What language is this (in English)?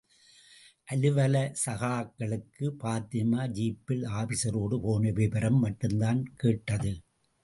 Tamil